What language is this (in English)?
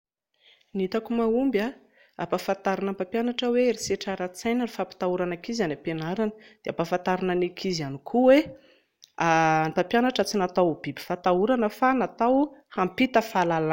Malagasy